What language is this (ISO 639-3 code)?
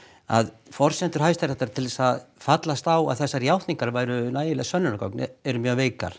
isl